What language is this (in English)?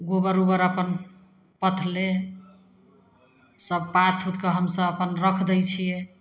Maithili